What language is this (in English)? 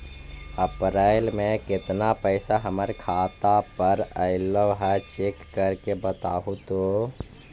Magahi